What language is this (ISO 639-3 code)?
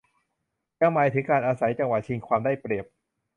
tha